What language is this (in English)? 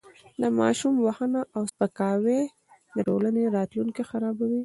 Pashto